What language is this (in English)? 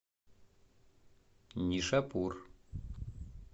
Russian